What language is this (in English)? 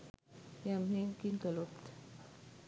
Sinhala